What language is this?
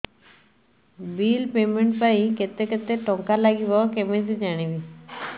Odia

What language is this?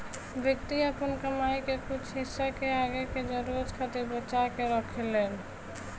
Bhojpuri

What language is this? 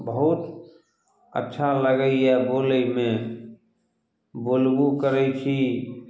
Maithili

